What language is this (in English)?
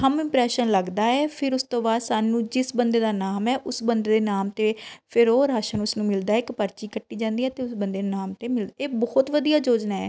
Punjabi